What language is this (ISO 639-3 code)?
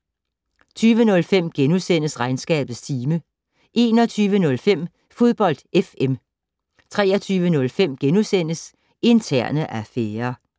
dan